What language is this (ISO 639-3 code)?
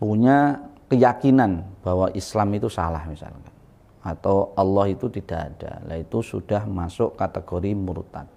ind